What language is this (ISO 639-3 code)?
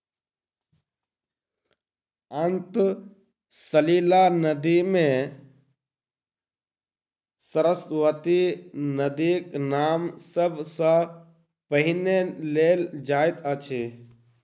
mai